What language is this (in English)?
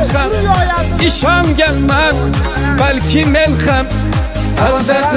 Turkish